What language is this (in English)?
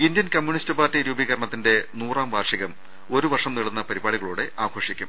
Malayalam